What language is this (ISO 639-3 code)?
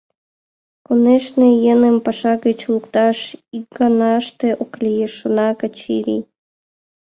chm